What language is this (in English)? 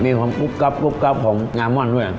Thai